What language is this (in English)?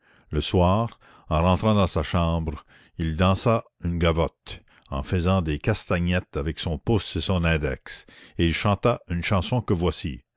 French